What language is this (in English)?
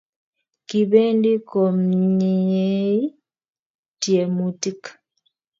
Kalenjin